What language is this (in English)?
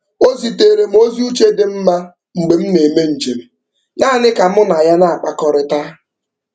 Igbo